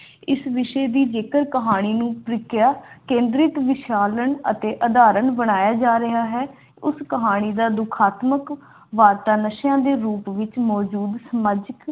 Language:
Punjabi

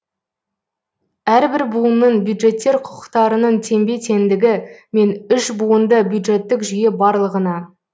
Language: Kazakh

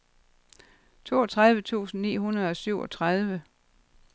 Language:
Danish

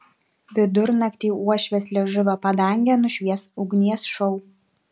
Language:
Lithuanian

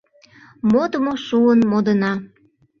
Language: Mari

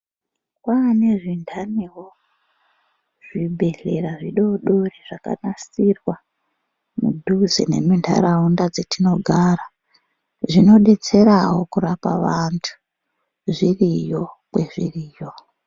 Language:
Ndau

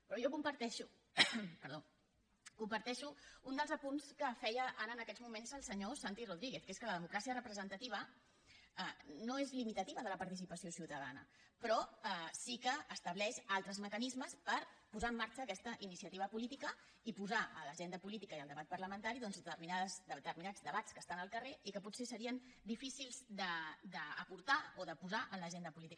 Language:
Catalan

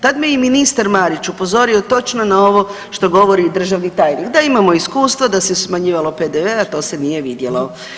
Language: Croatian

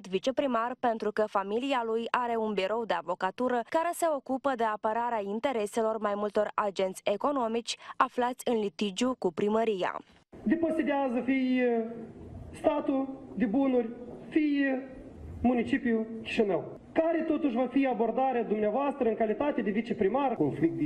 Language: Romanian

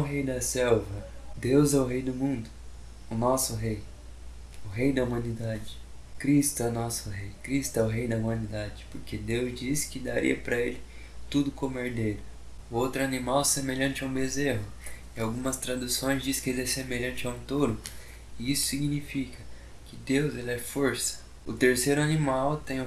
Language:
Portuguese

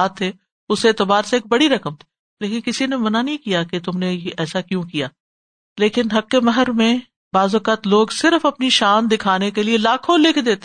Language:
Urdu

